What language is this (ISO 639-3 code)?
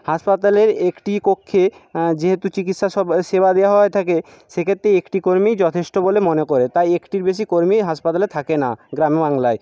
ben